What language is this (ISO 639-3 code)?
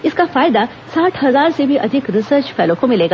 hin